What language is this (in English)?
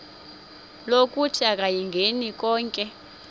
Xhosa